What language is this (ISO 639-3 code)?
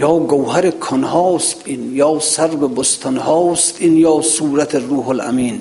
fas